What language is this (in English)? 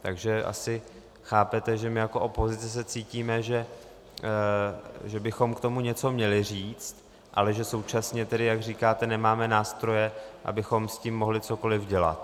Czech